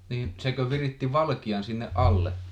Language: Finnish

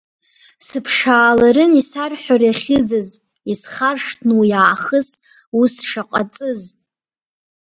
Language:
Abkhazian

